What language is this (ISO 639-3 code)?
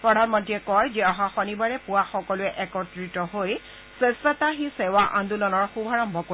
asm